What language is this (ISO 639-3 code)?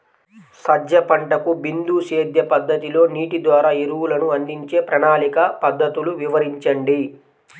tel